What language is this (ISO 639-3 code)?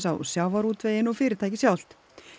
isl